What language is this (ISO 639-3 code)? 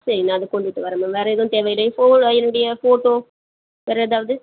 tam